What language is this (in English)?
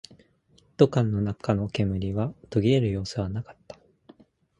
Japanese